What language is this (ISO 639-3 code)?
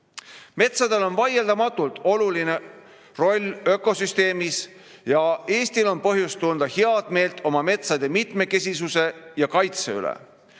est